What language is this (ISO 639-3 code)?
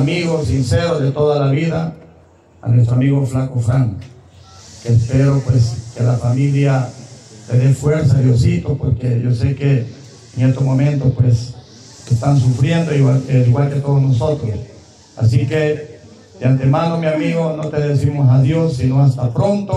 spa